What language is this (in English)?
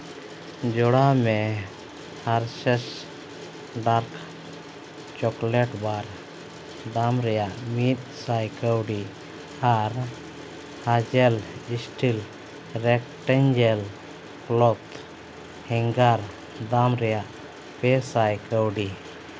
Santali